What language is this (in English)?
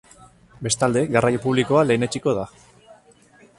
Basque